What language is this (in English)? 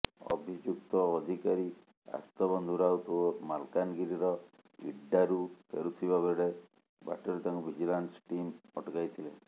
Odia